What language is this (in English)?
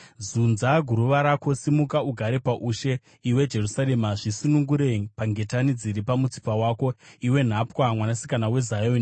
Shona